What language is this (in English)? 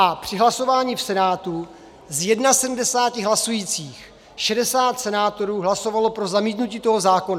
Czech